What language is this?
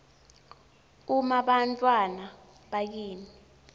Swati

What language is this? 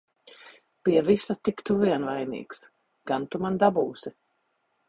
Latvian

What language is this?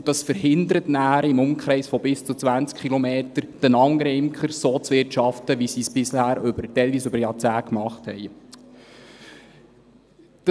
Swiss German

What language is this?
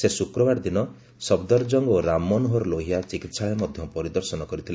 Odia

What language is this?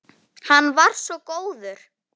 Icelandic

